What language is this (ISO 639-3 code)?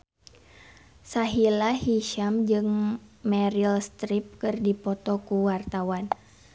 sun